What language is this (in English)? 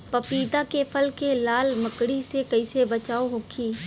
Bhojpuri